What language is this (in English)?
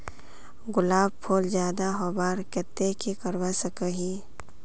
Magahi